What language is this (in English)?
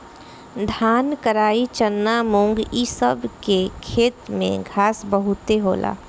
Bhojpuri